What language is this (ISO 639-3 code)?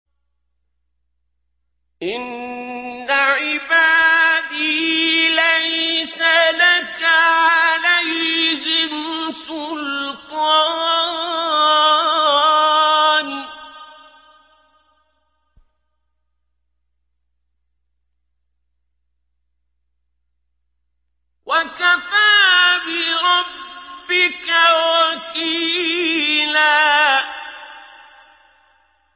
ara